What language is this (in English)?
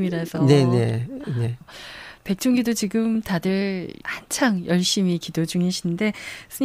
Korean